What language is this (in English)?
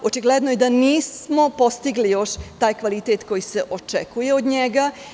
Serbian